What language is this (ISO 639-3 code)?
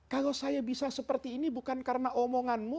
ind